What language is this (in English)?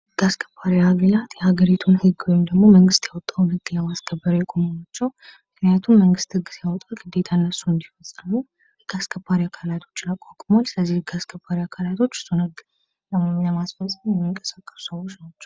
Amharic